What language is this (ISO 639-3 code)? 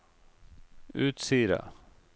nor